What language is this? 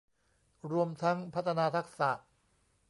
Thai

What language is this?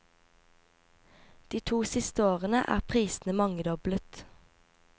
Norwegian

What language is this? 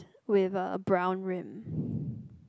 English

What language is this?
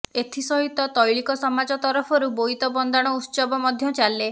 Odia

